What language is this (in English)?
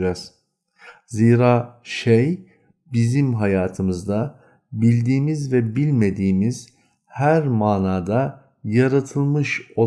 Turkish